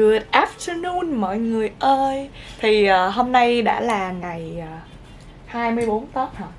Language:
Vietnamese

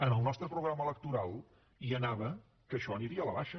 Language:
Catalan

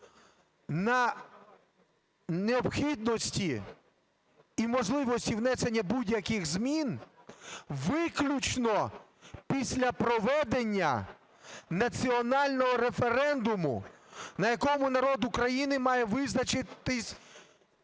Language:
Ukrainian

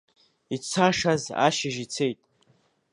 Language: Abkhazian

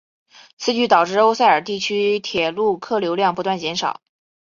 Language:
Chinese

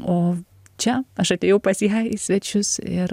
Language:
Lithuanian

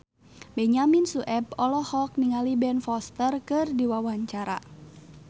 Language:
Sundanese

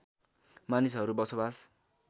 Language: Nepali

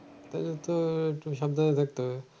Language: Bangla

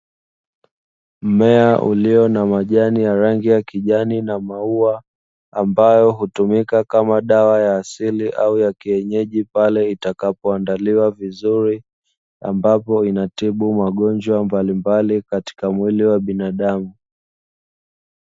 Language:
Swahili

